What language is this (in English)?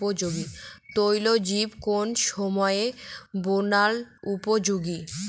Bangla